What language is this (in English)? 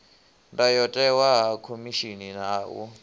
Venda